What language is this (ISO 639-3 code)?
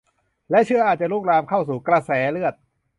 tha